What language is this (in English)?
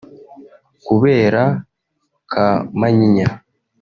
Kinyarwanda